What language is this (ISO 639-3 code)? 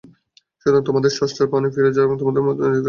ben